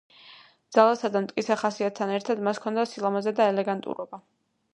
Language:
Georgian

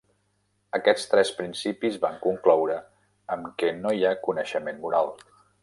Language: Catalan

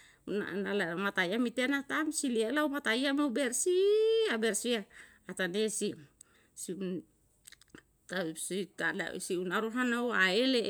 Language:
Yalahatan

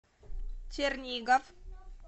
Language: Russian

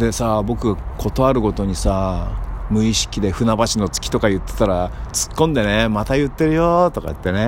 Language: Japanese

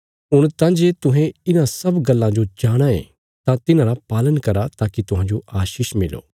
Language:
Bilaspuri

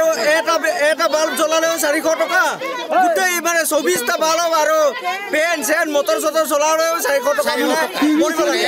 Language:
Thai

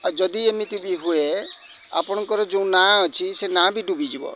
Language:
Odia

